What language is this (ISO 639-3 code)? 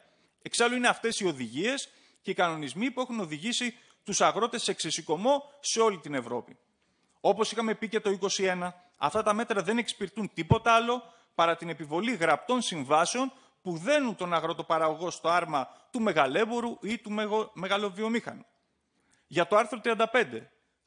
ell